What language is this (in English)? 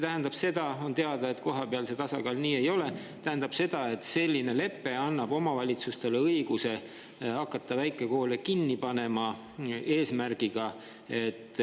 Estonian